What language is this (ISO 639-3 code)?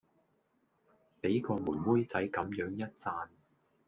yue